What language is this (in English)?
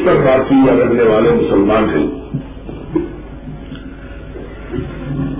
Urdu